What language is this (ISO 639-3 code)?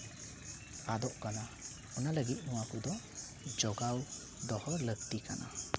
sat